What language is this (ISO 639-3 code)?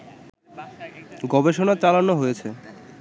ben